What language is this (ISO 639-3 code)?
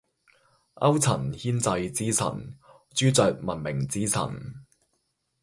yue